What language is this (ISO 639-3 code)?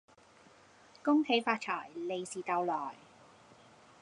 yue